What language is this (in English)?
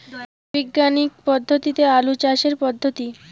Bangla